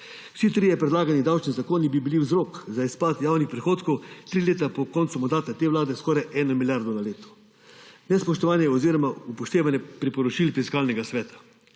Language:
Slovenian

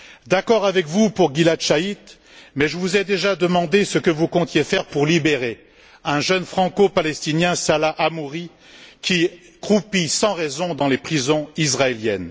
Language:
French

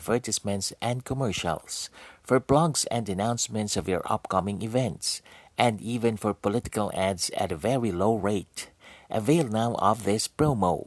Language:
Filipino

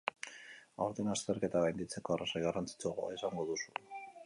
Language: Basque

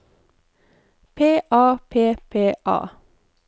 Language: Norwegian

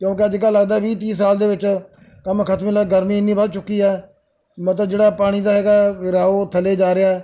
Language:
Punjabi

